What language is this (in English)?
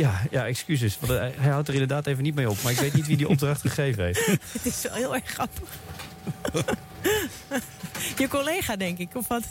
Dutch